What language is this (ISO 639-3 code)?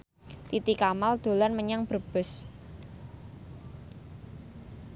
jav